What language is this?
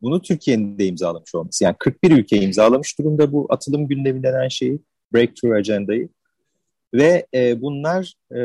Turkish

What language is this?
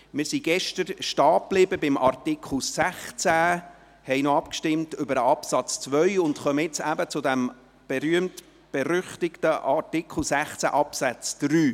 Swiss German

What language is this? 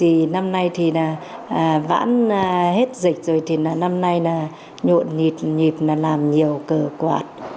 Vietnamese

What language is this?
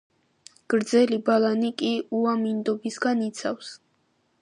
Georgian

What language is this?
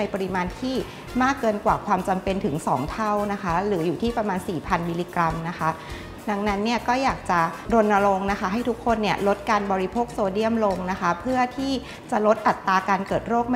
Thai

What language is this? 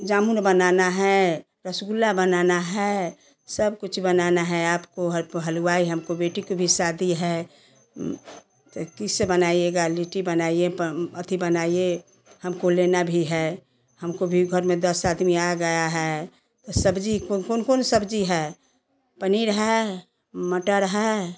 Hindi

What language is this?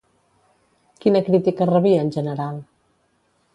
Catalan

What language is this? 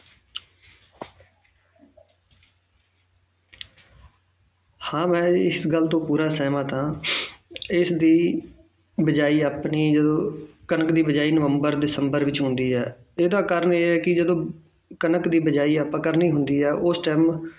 Punjabi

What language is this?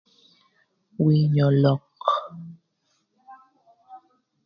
Thur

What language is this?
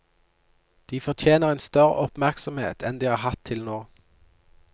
Norwegian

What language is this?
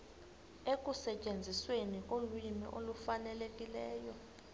Xhosa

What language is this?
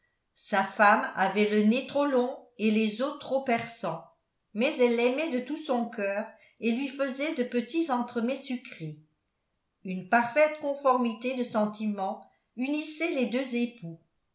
French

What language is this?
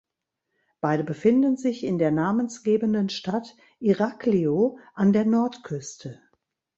German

